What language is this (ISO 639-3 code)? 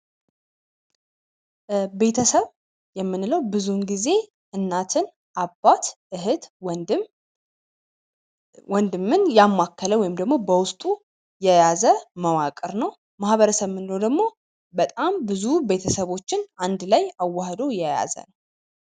amh